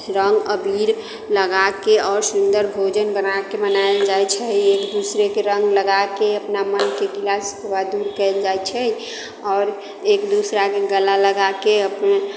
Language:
Maithili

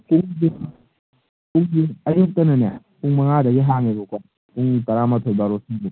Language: Manipuri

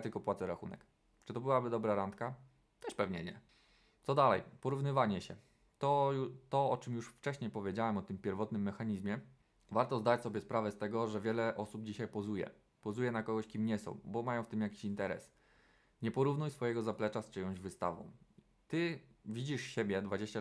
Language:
Polish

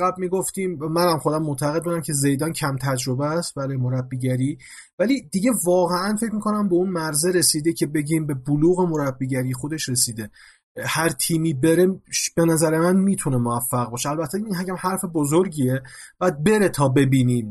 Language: Persian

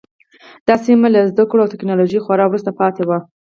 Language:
Pashto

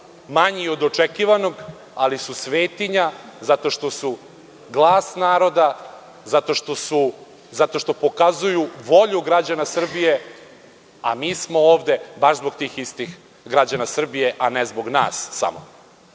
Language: Serbian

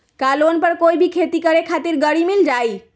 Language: Magahi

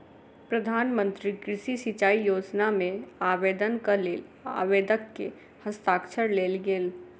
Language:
Maithili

